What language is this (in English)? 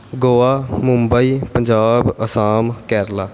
Punjabi